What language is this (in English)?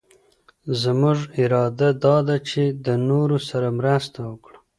Pashto